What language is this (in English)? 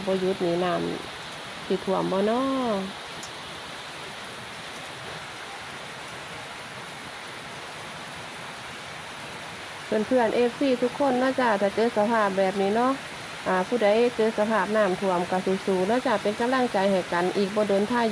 Thai